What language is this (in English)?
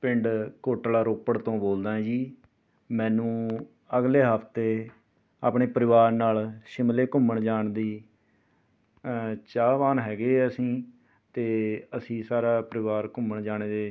Punjabi